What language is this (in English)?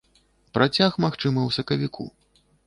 Belarusian